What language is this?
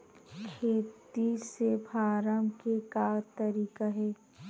Chhattisgarhi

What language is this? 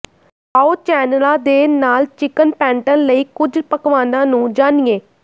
Punjabi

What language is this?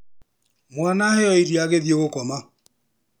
Kikuyu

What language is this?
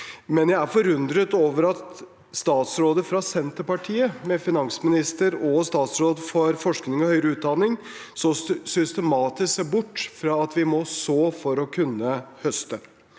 Norwegian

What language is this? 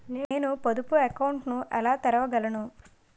Telugu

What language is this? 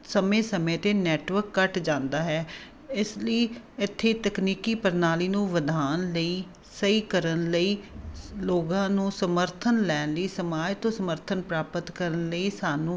Punjabi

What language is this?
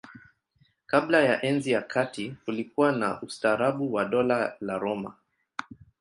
Swahili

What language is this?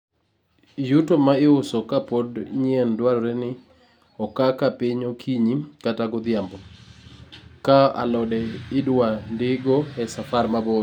Luo (Kenya and Tanzania)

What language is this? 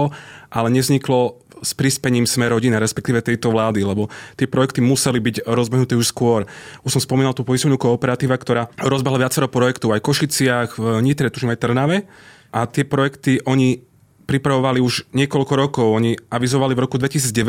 Slovak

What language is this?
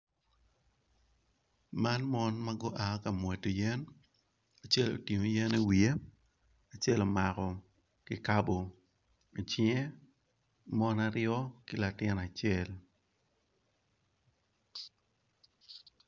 Acoli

